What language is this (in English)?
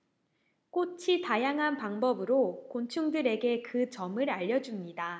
Korean